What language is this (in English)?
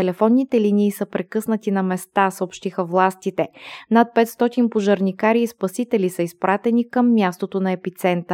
Bulgarian